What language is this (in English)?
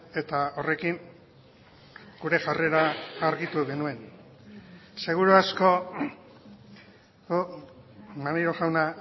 Basque